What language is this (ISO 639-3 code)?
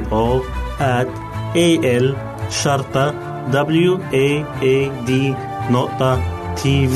ara